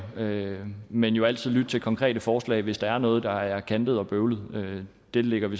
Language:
Danish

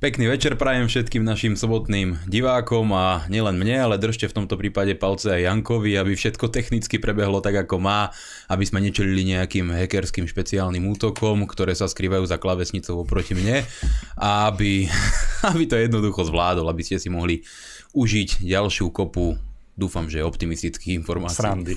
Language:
Slovak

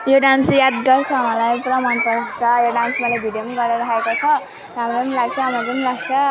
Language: Nepali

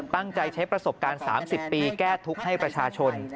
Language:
Thai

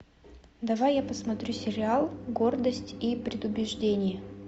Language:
Russian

